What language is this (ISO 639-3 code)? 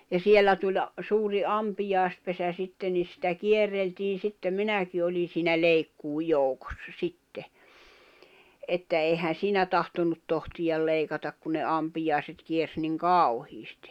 fin